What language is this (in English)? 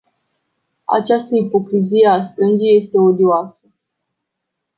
Romanian